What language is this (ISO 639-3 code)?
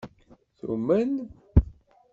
kab